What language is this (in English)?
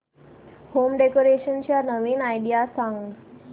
Marathi